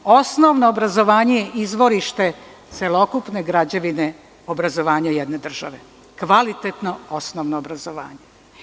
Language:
Serbian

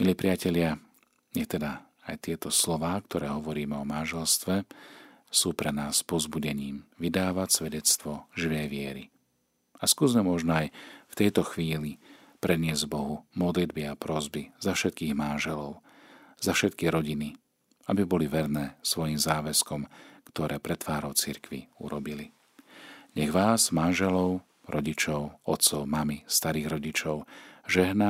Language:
Slovak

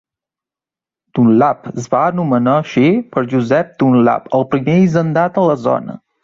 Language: Catalan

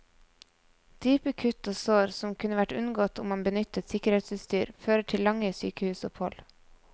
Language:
Norwegian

